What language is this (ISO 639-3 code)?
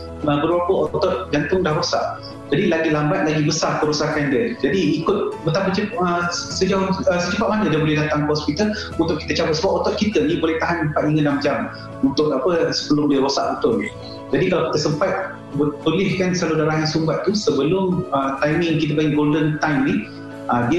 msa